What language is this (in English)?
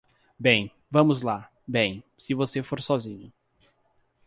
Portuguese